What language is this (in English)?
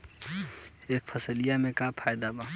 Bhojpuri